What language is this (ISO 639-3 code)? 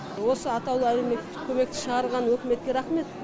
kaz